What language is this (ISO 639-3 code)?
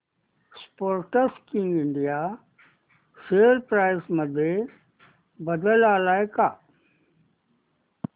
mar